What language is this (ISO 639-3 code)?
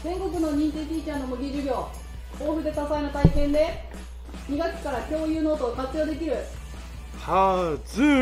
jpn